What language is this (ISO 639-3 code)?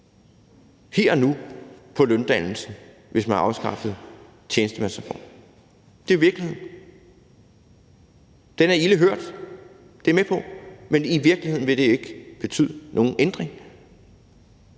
dan